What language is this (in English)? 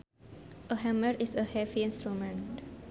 Sundanese